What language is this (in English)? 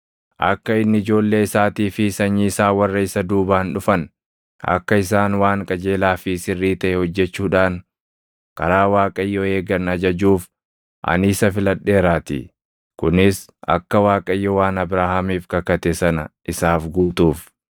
Oromo